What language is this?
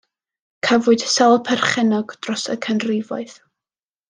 Welsh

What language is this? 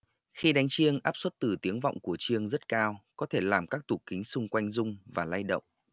Vietnamese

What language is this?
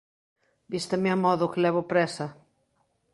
Galician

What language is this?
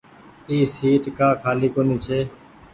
Goaria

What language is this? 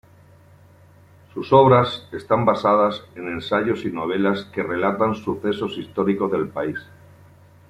Spanish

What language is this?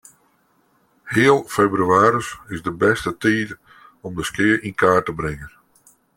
Western Frisian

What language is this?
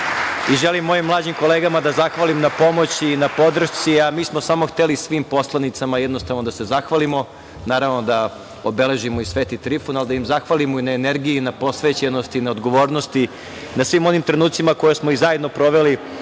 Serbian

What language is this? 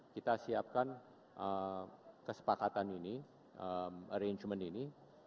Indonesian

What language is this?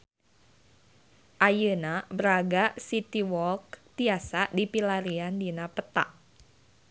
Sundanese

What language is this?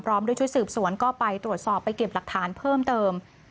Thai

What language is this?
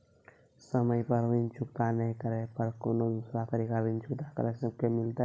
Maithili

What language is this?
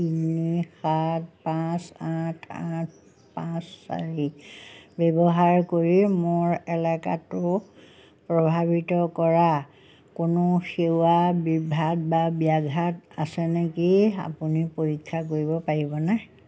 Assamese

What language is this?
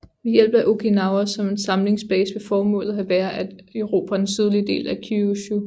Danish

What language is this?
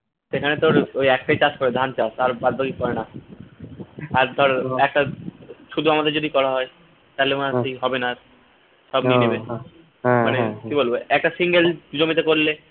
Bangla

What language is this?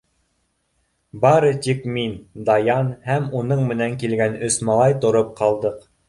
Bashkir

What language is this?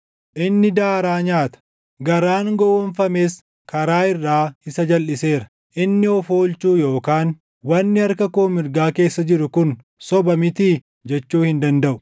Oromo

